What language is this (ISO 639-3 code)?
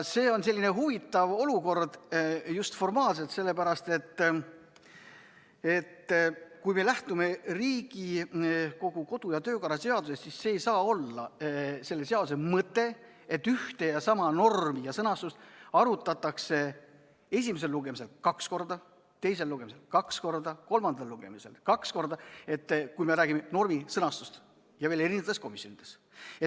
est